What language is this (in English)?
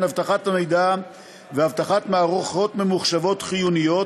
Hebrew